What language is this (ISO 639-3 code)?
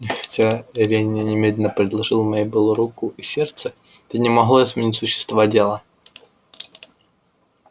rus